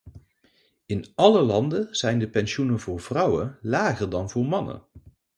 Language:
Dutch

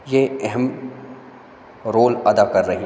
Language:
Hindi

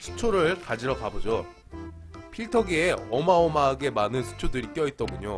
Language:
Korean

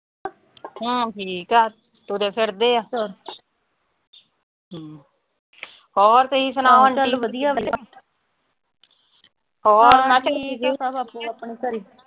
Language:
Punjabi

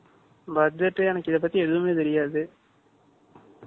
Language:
Tamil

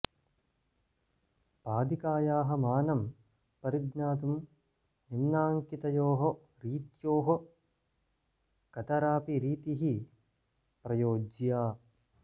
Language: Sanskrit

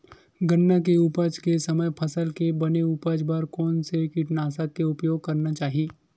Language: Chhattisgarhi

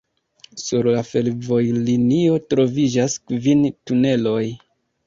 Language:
Esperanto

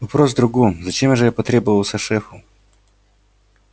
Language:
Russian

